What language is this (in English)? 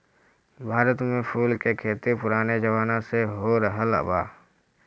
Bhojpuri